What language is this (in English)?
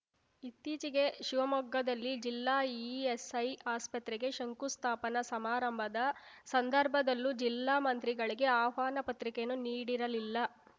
Kannada